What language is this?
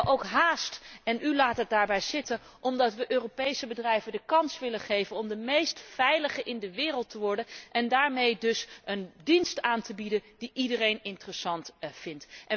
Dutch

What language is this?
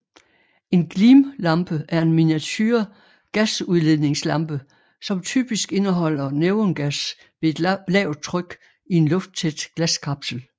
Danish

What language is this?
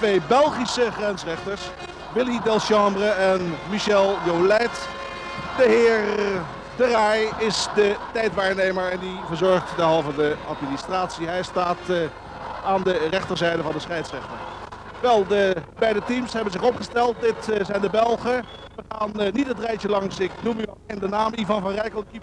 Dutch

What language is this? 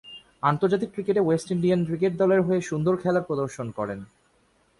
Bangla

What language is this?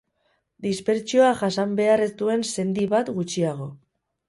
Basque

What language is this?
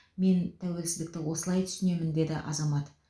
Kazakh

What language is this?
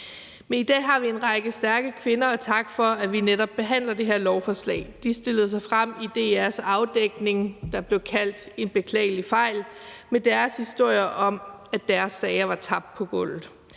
Danish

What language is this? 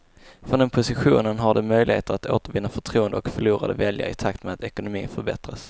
Swedish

